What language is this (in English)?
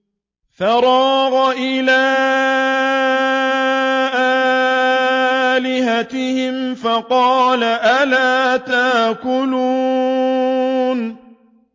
Arabic